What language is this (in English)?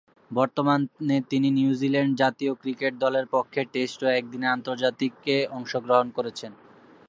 Bangla